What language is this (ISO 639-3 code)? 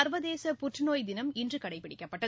tam